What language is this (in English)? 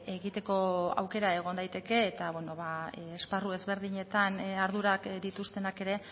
Basque